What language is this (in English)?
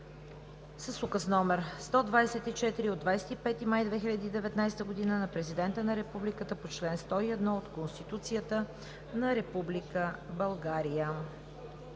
Bulgarian